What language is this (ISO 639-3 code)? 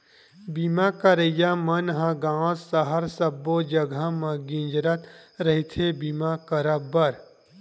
hne